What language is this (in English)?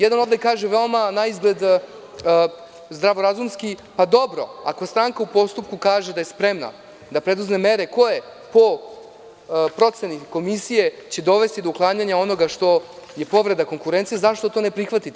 Serbian